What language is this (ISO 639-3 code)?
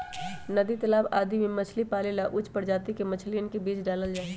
mag